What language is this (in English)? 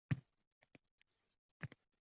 Uzbek